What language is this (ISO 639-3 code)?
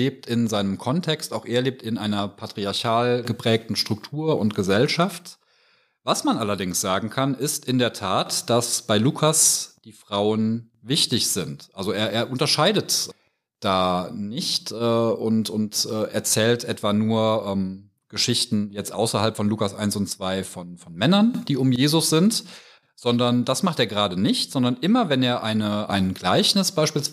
deu